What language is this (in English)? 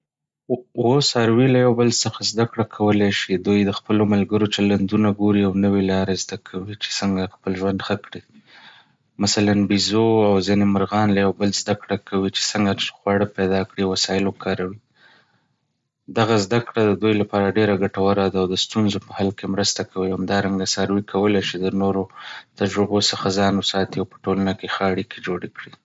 Pashto